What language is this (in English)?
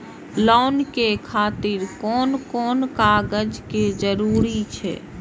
Maithili